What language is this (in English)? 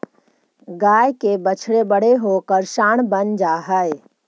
Magahi